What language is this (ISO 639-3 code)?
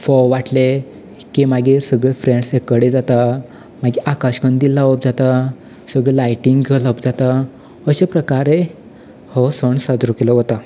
kok